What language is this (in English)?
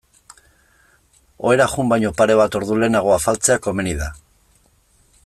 Basque